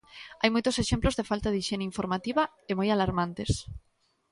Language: Galician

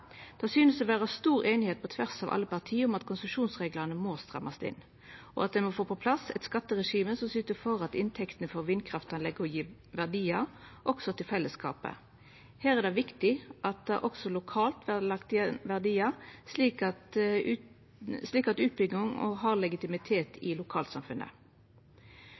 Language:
Norwegian Nynorsk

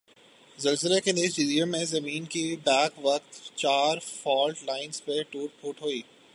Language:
Urdu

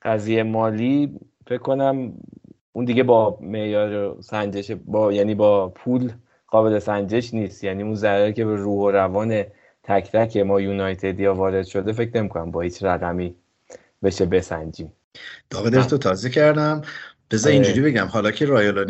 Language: Persian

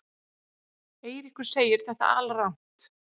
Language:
Icelandic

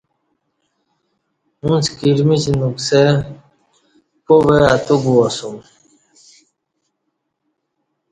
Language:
Kati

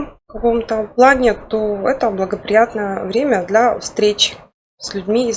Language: Russian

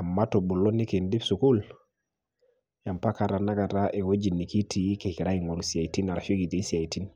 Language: Masai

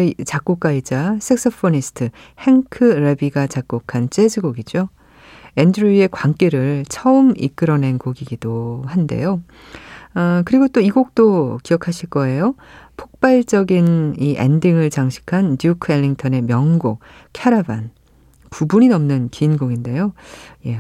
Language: Korean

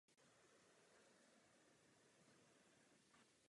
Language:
Czech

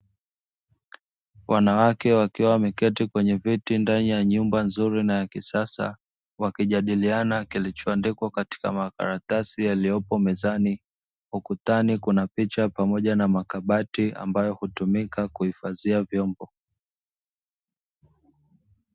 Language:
Swahili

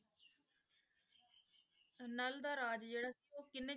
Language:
Punjabi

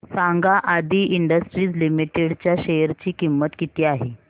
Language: Marathi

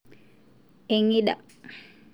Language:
Masai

